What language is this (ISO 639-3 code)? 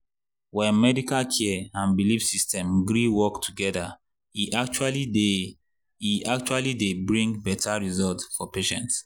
pcm